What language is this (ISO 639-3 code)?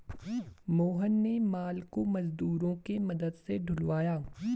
hin